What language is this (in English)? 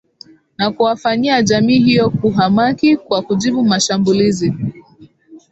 Swahili